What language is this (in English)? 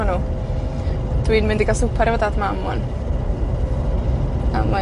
Welsh